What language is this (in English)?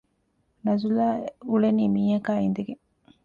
Divehi